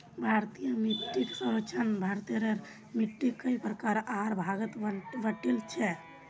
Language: Magahi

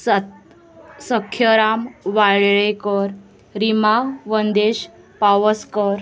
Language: Konkani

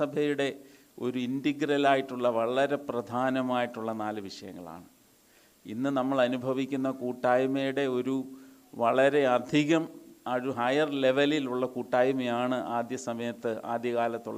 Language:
Malayalam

